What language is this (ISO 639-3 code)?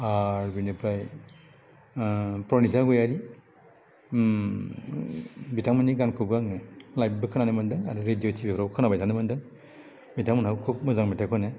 brx